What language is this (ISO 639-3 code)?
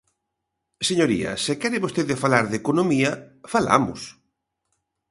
glg